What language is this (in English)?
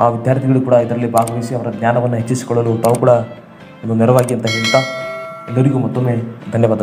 Indonesian